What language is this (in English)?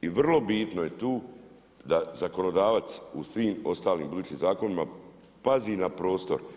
Croatian